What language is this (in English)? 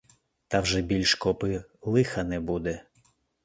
Ukrainian